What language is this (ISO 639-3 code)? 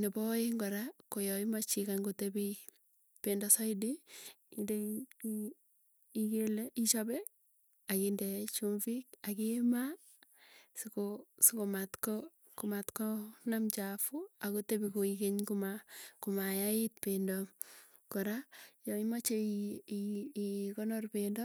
tuy